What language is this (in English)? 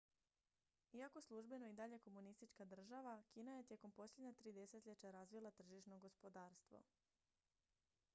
Croatian